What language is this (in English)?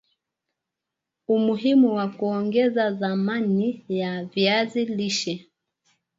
Swahili